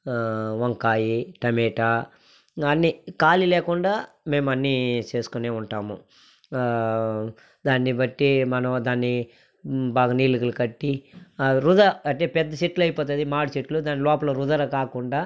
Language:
Telugu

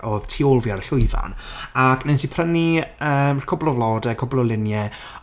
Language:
Welsh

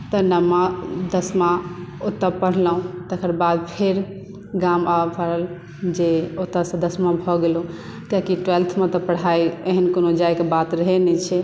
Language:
Maithili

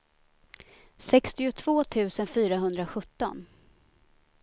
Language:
Swedish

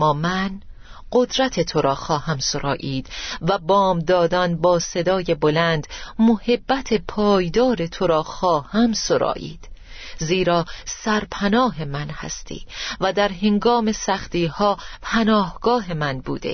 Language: Persian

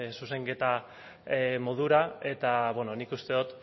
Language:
Basque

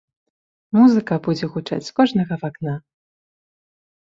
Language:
Belarusian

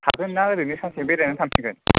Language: Bodo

